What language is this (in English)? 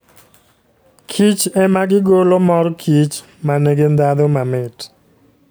Luo (Kenya and Tanzania)